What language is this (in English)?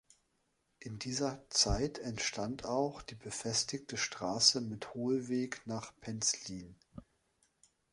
German